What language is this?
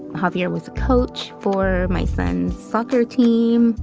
English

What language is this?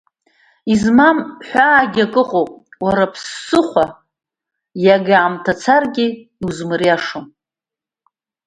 Abkhazian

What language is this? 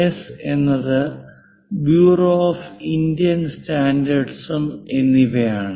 Malayalam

